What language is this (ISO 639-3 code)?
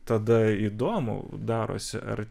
lit